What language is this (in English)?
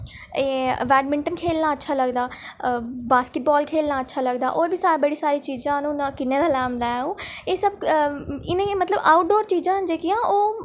Dogri